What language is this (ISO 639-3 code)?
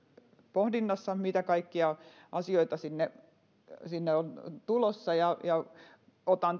fin